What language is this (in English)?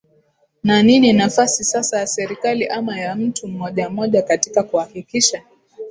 Swahili